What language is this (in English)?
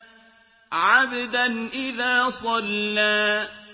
Arabic